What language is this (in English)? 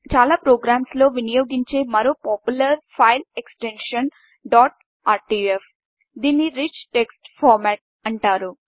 Telugu